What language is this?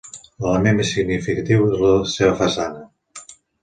Catalan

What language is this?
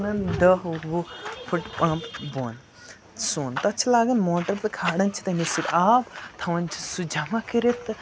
Kashmiri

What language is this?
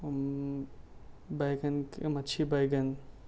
Urdu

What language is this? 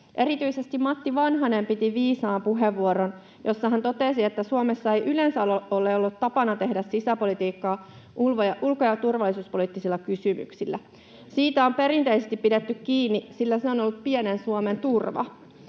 Finnish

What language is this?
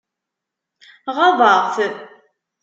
Kabyle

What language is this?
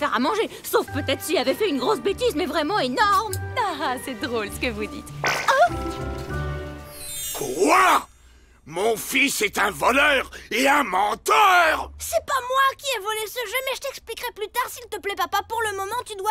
French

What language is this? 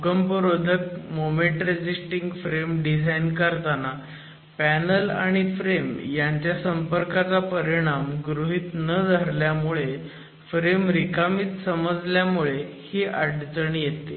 Marathi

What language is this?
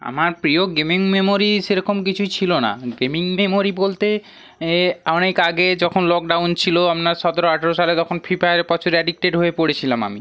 Bangla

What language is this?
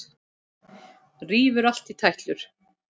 Icelandic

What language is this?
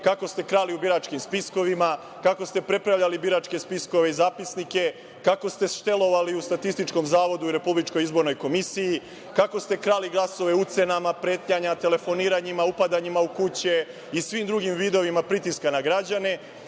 Serbian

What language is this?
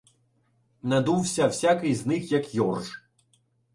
Ukrainian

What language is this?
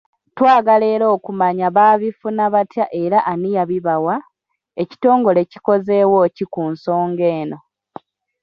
Ganda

